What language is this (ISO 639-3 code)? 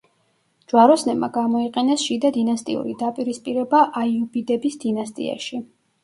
kat